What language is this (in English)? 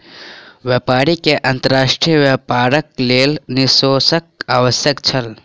Maithili